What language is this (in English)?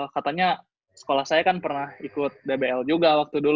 Indonesian